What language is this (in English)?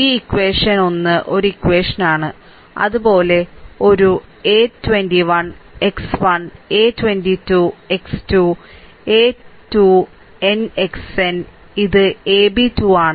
Malayalam